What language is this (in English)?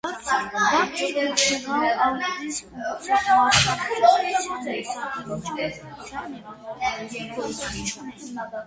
Armenian